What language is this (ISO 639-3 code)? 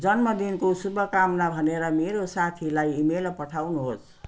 nep